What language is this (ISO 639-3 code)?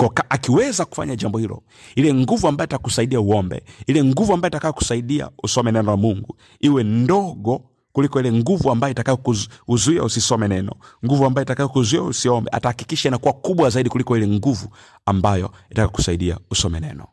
swa